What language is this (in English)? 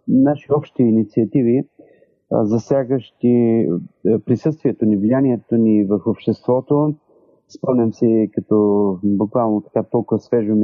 Bulgarian